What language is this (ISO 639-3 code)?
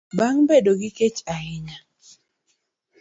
luo